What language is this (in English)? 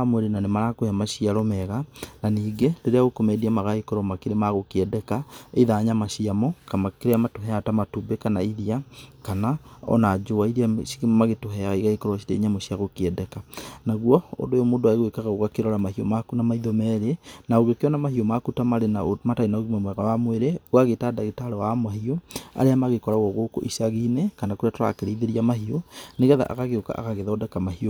Kikuyu